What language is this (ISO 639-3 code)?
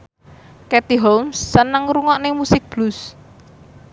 jav